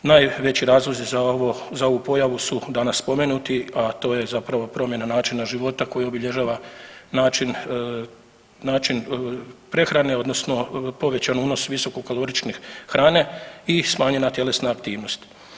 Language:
Croatian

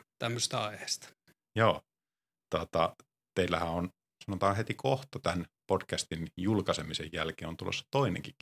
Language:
Finnish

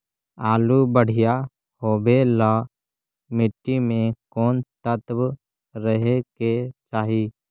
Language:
Magahi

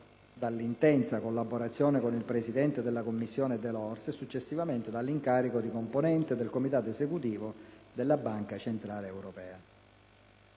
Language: Italian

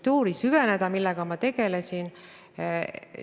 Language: Estonian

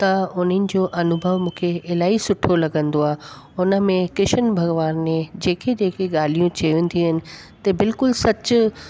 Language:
Sindhi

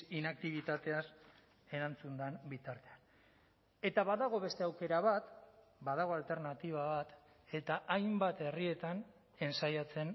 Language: Basque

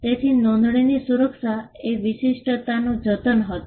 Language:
Gujarati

